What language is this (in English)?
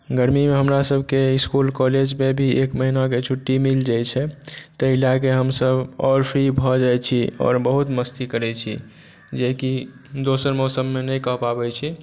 Maithili